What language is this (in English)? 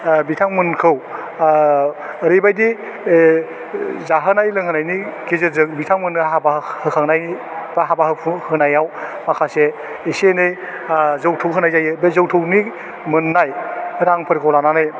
Bodo